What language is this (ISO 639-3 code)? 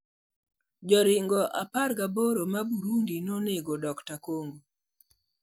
luo